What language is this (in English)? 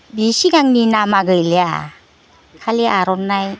Bodo